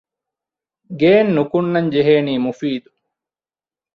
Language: Divehi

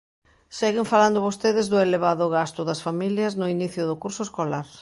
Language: Galician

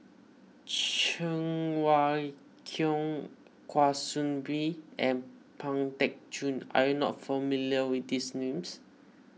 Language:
English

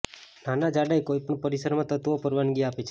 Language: Gujarati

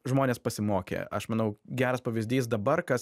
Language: Lithuanian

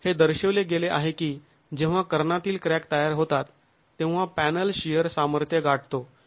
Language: Marathi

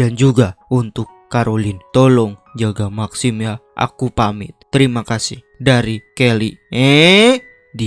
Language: Indonesian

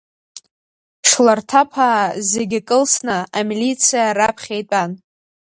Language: Abkhazian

